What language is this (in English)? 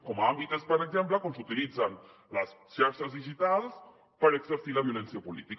Catalan